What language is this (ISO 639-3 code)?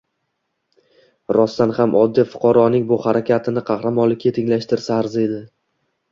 uzb